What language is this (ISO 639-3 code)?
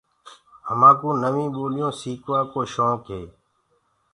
ggg